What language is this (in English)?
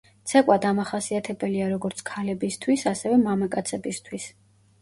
Georgian